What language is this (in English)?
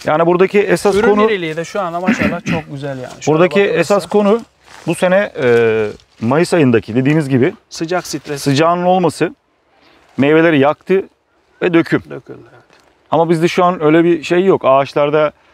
Turkish